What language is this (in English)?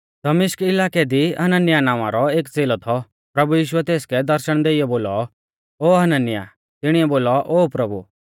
Mahasu Pahari